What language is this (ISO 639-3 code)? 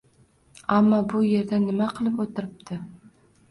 uzb